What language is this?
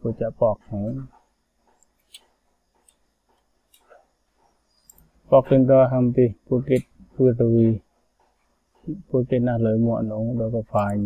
Vietnamese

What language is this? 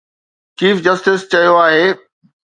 Sindhi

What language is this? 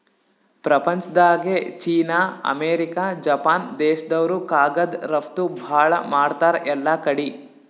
Kannada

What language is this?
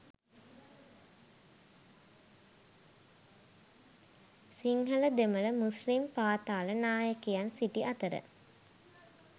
Sinhala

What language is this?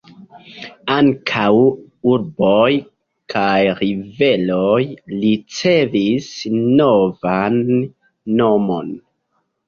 Esperanto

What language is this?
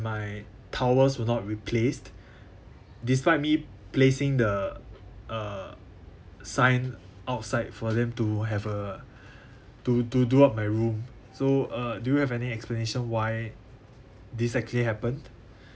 English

